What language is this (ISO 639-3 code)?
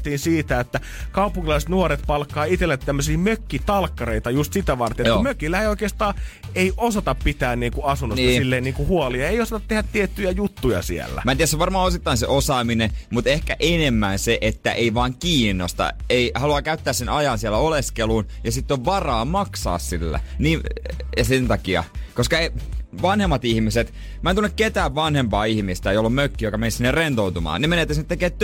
fin